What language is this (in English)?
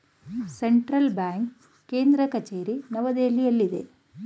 Kannada